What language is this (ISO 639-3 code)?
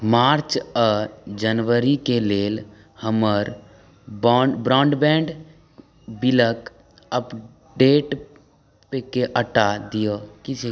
mai